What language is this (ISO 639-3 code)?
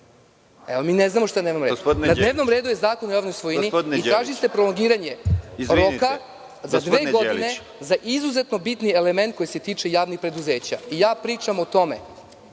srp